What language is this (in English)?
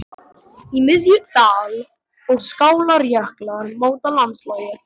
Icelandic